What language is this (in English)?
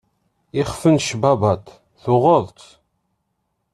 Kabyle